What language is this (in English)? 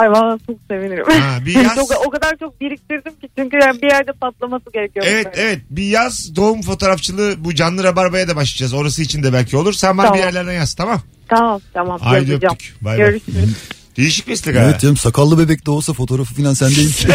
Turkish